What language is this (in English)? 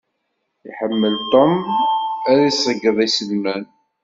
Kabyle